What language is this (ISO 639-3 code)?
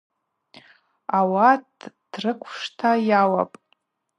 abq